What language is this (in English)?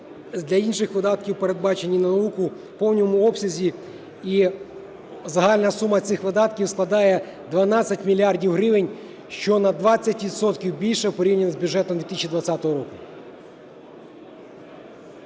Ukrainian